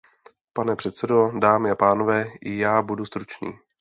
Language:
Czech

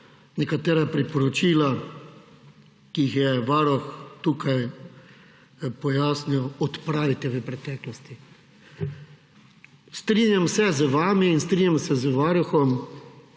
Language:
Slovenian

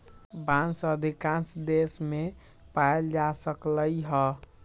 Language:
Magahi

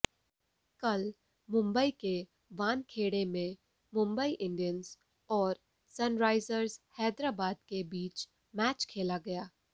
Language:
Hindi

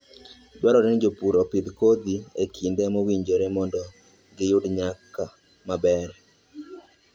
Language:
Luo (Kenya and Tanzania)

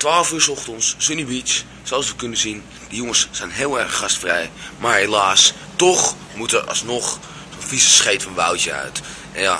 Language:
Dutch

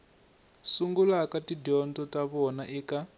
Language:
Tsonga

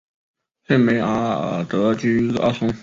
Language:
Chinese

